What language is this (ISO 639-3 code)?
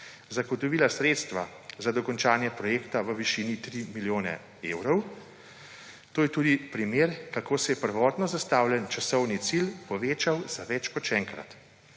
slv